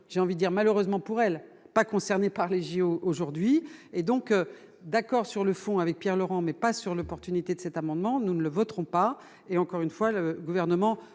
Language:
French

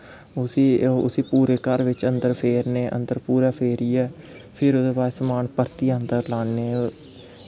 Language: Dogri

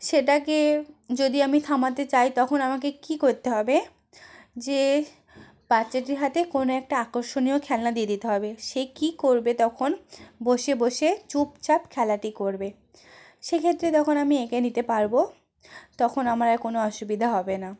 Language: Bangla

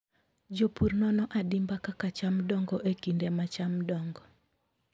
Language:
Luo (Kenya and Tanzania)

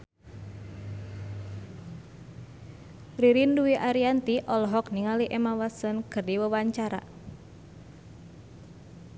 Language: Sundanese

